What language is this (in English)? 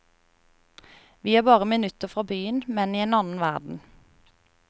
Norwegian